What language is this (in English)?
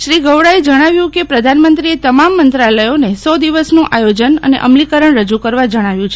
Gujarati